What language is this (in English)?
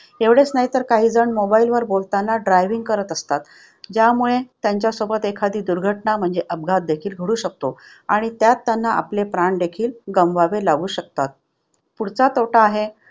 Marathi